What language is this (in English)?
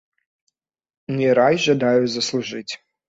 Belarusian